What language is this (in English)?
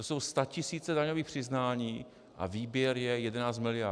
Czech